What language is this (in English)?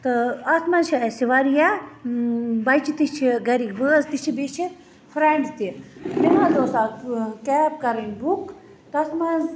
Kashmiri